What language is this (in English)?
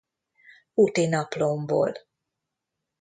Hungarian